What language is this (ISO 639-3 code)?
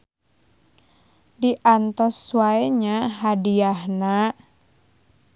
sun